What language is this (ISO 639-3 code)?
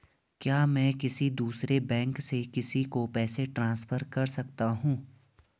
hin